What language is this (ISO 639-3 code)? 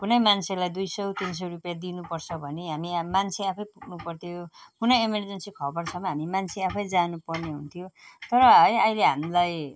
nep